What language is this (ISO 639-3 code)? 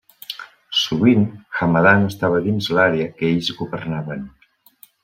cat